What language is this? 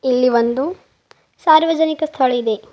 Kannada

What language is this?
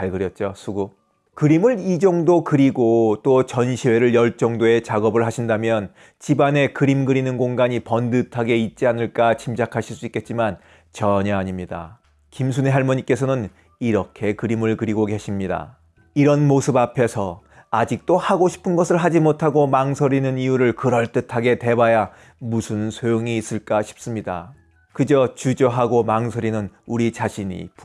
Korean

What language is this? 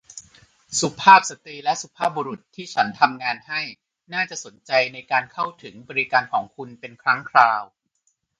Thai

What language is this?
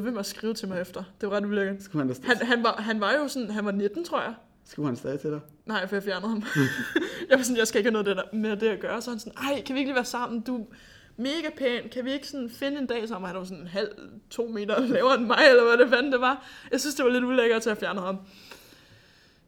Danish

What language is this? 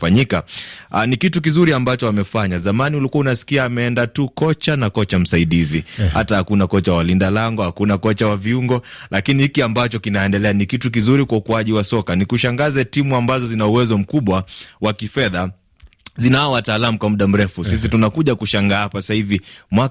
Swahili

